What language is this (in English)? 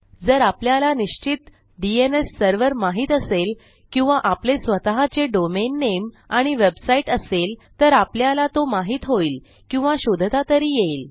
Marathi